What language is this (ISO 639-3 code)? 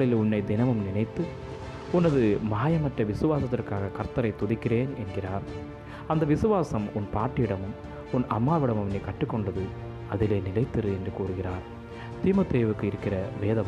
tam